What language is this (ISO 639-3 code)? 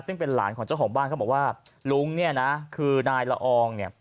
tha